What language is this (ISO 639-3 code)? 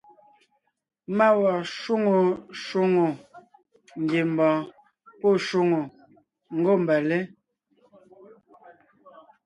nnh